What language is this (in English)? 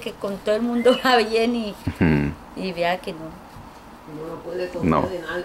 Spanish